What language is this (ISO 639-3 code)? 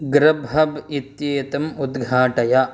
san